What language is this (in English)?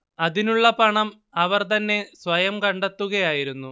Malayalam